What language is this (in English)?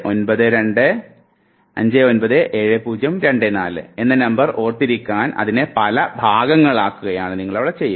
Malayalam